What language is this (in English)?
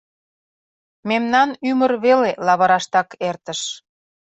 Mari